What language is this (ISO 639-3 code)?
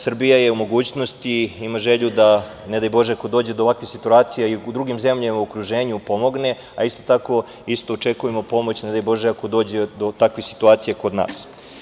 srp